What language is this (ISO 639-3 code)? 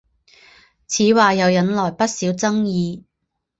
zho